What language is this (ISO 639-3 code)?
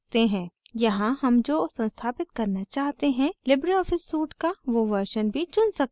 hin